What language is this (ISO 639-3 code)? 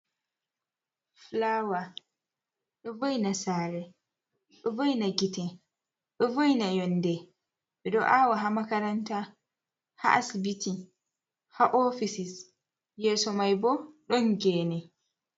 ful